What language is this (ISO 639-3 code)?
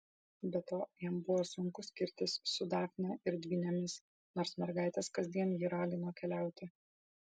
lit